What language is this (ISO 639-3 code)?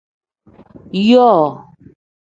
kdh